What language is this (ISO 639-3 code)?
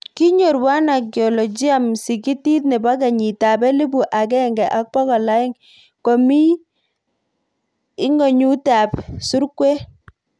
kln